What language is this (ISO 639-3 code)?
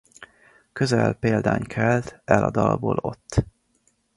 hun